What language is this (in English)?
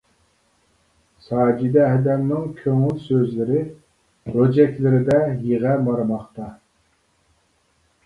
Uyghur